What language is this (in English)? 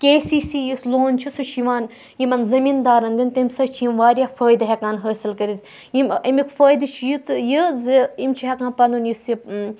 Kashmiri